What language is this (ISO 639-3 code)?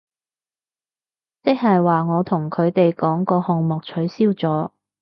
yue